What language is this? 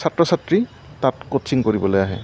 Assamese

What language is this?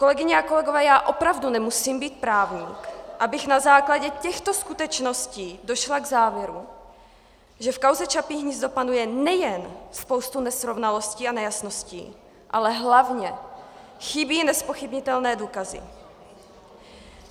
Czech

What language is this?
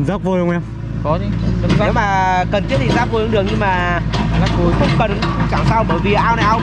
Vietnamese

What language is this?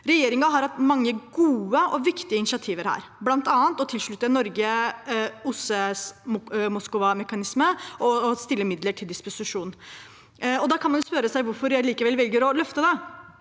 Norwegian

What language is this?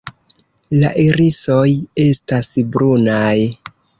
Esperanto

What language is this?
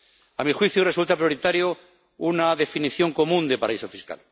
Spanish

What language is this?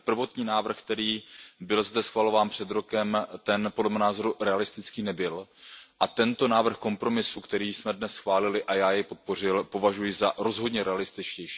Czech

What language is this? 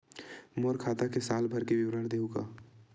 Chhattisgarhi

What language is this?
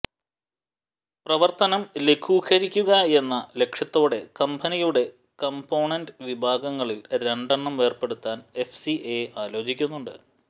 Malayalam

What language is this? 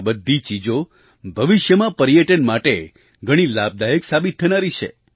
Gujarati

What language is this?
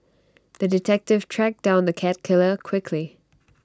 English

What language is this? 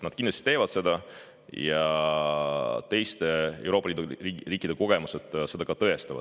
Estonian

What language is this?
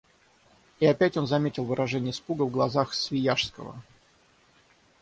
Russian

